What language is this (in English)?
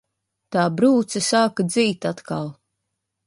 Latvian